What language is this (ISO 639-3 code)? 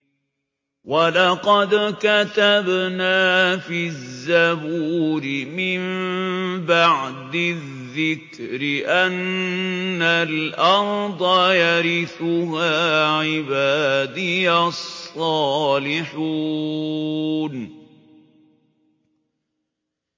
ara